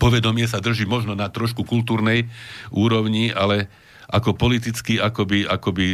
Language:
Slovak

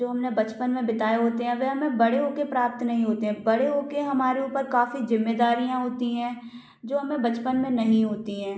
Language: Hindi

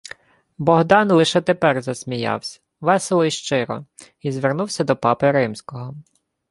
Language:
Ukrainian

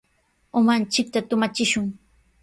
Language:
Sihuas Ancash Quechua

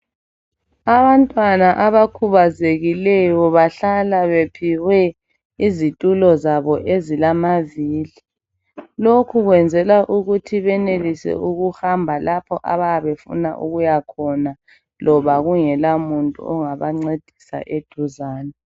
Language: North Ndebele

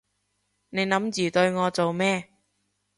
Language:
Cantonese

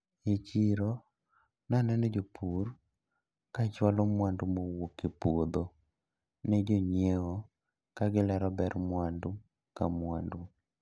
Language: Luo (Kenya and Tanzania)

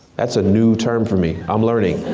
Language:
English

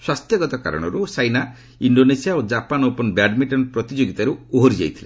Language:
Odia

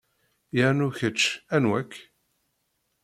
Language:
Kabyle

